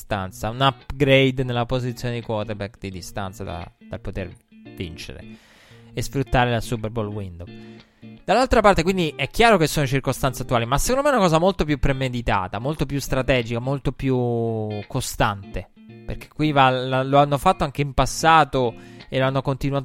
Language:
Italian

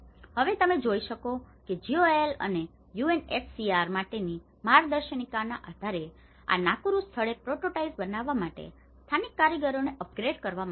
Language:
Gujarati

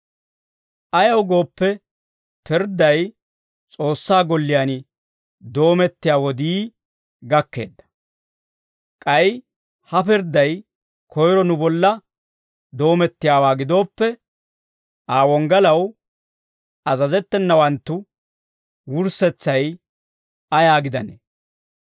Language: Dawro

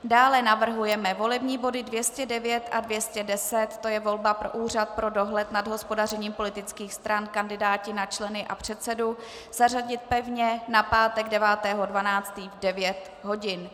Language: Czech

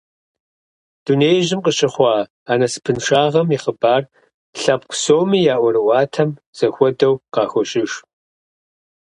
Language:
Kabardian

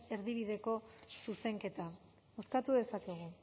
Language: Basque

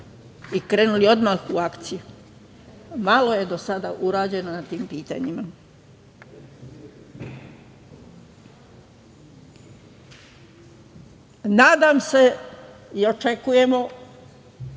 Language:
Serbian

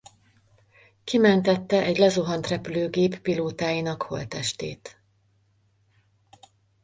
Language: Hungarian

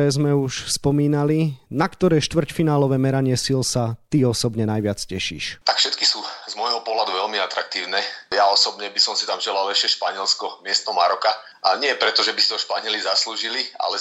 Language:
Slovak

